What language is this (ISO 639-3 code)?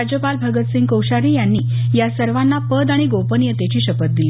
mar